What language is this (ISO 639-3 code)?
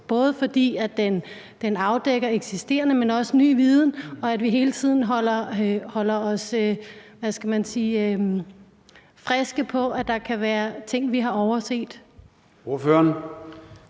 dan